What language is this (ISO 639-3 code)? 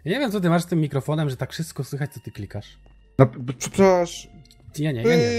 pol